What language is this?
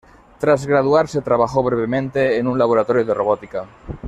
Spanish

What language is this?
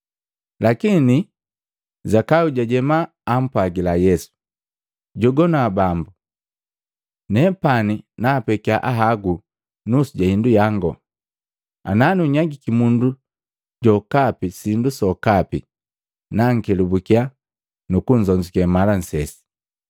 Matengo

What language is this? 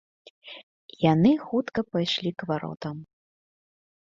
Belarusian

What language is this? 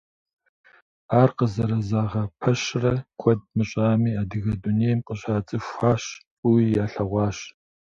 Kabardian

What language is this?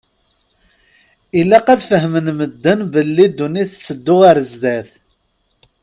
Kabyle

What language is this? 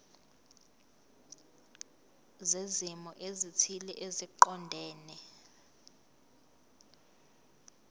Zulu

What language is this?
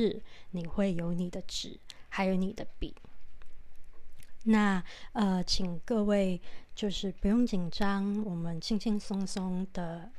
Chinese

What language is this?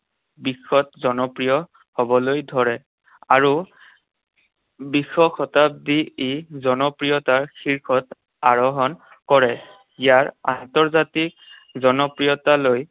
Assamese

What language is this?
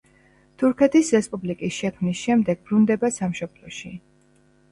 Georgian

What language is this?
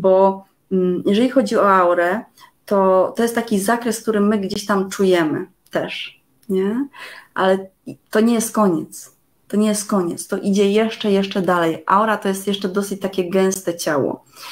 Polish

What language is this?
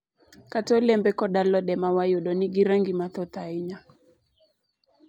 Luo (Kenya and Tanzania)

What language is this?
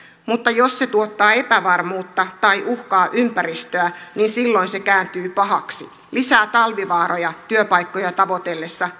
Finnish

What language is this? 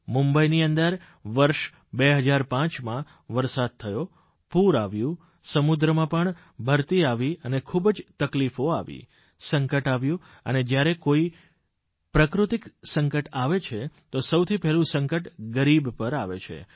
Gujarati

